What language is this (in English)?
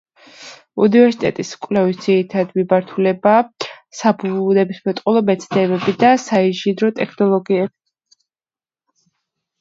Georgian